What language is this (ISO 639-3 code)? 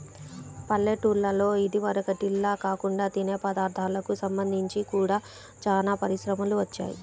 tel